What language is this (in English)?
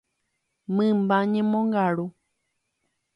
Guarani